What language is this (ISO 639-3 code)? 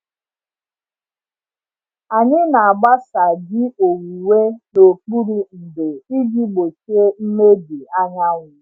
ibo